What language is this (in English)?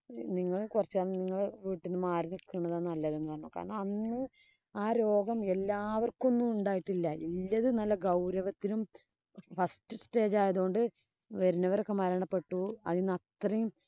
Malayalam